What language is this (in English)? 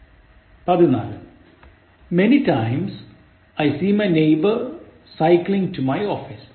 Malayalam